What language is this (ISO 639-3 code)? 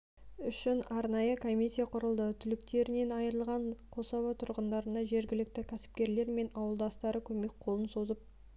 kaz